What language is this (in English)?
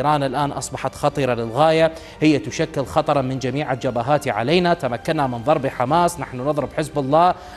Arabic